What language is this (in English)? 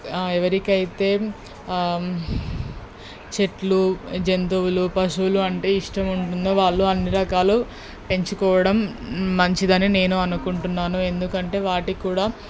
Telugu